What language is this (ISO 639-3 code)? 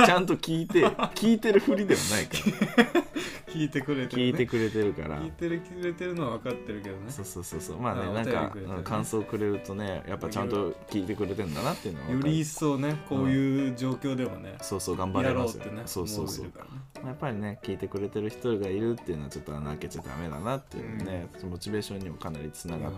jpn